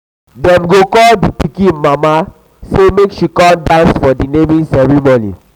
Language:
Nigerian Pidgin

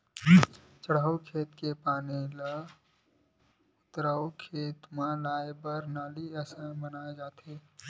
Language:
Chhattisgarhi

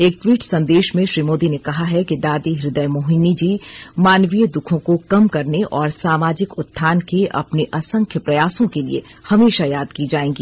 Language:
Hindi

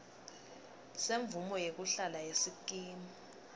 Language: Swati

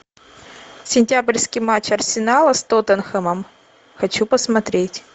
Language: Russian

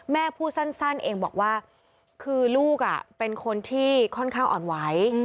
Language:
Thai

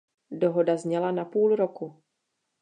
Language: Czech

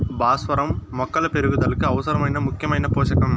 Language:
Telugu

